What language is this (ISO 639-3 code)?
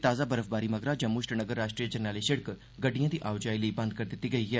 doi